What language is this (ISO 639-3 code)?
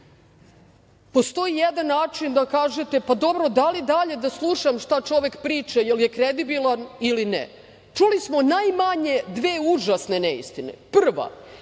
srp